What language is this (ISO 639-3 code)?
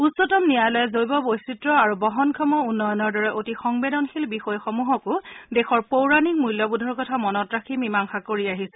asm